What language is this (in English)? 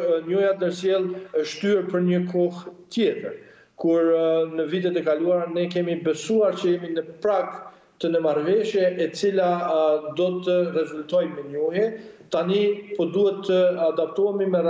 Romanian